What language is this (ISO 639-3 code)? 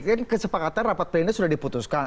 ind